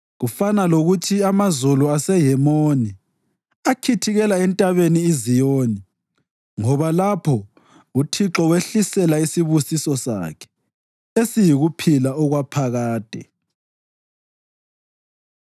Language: North Ndebele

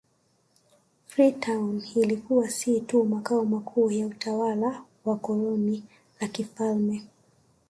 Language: Swahili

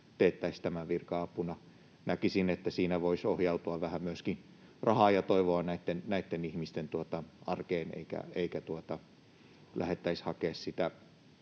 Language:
Finnish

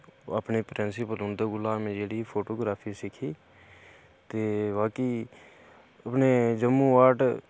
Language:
Dogri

